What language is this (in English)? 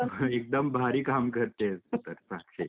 Marathi